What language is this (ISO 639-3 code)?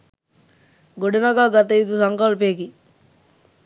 sin